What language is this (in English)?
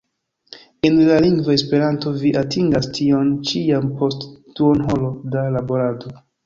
Esperanto